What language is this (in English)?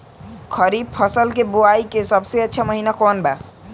Bhojpuri